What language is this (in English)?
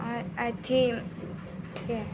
Maithili